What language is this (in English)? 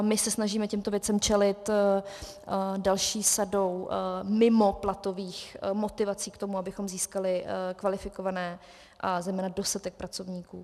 Czech